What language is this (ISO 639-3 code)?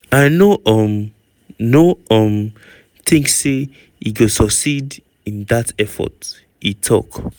pcm